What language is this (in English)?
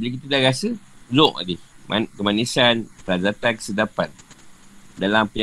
Malay